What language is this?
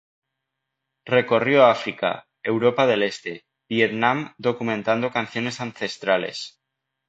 Spanish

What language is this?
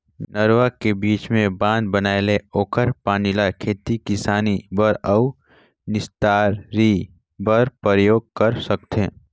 Chhattisgarhi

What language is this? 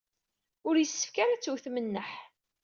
Kabyle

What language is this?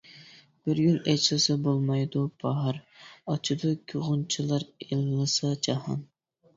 Uyghur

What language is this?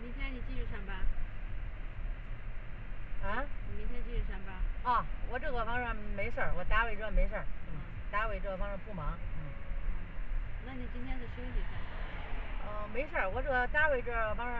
Chinese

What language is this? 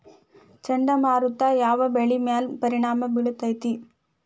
Kannada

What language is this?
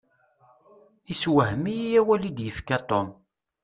Kabyle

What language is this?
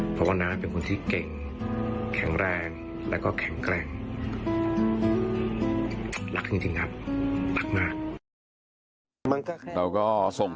Thai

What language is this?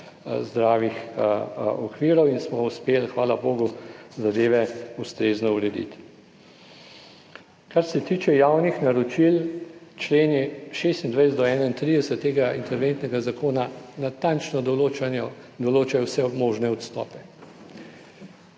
Slovenian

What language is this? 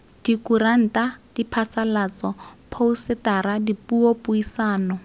Tswana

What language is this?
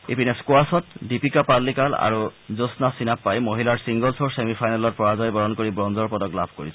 Assamese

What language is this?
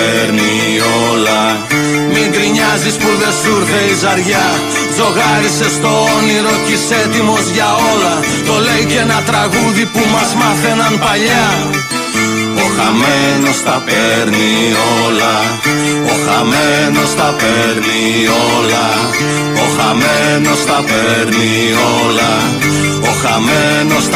Greek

